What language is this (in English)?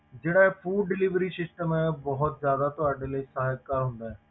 Punjabi